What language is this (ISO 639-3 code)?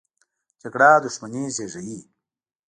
pus